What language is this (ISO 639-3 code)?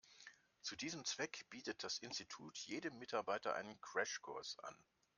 deu